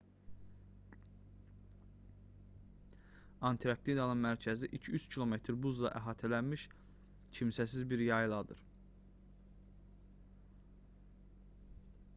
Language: Azerbaijani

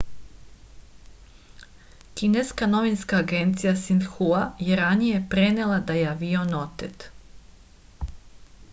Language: Serbian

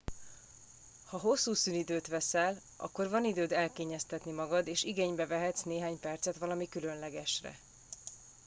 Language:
Hungarian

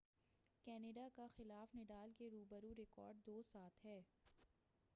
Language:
Urdu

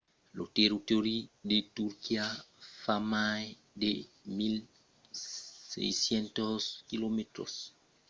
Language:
Occitan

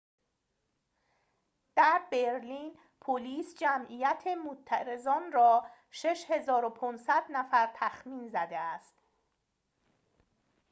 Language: Persian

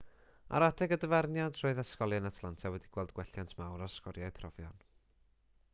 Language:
Welsh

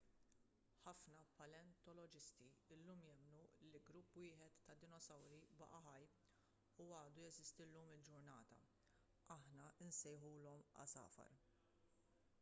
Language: Maltese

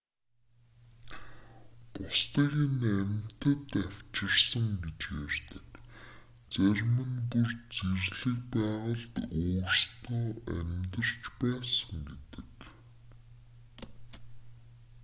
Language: Mongolian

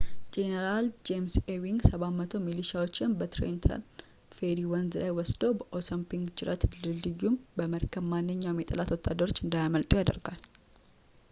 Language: Amharic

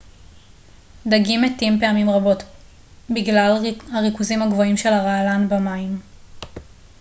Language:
Hebrew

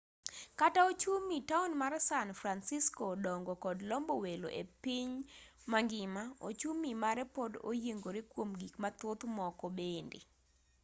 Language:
Luo (Kenya and Tanzania)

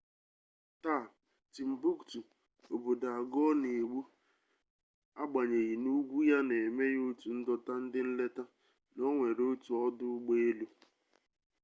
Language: Igbo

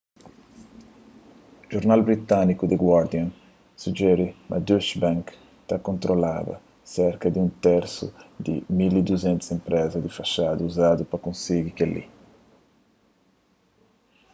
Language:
Kabuverdianu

